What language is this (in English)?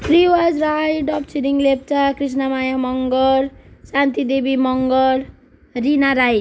Nepali